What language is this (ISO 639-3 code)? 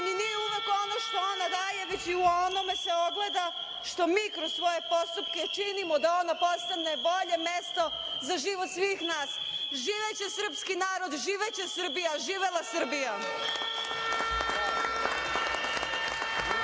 srp